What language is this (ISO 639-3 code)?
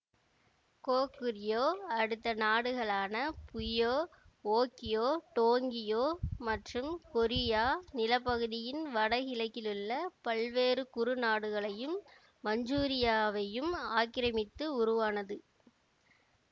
tam